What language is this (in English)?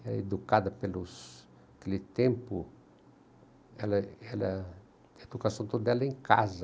Portuguese